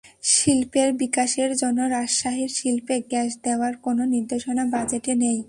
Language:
Bangla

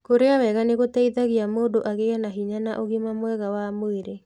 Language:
Kikuyu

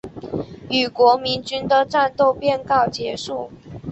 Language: Chinese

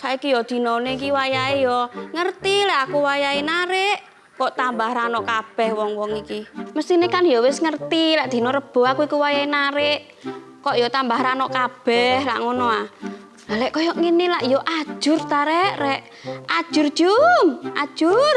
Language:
Indonesian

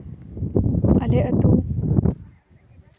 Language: Santali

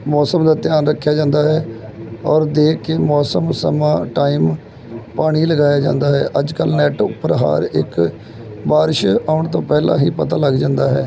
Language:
Punjabi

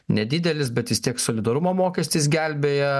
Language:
Lithuanian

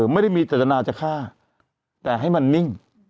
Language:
Thai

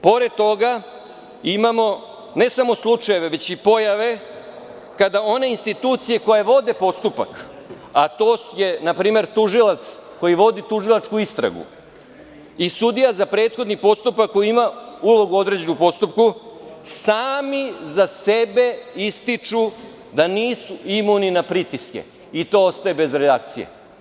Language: Serbian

